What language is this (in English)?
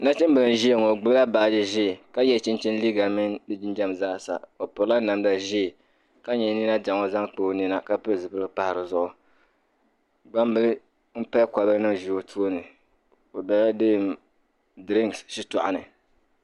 Dagbani